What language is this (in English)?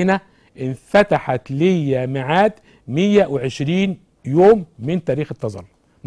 Arabic